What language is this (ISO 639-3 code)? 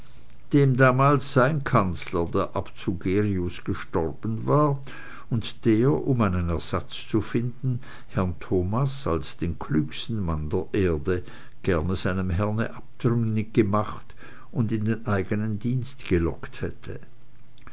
deu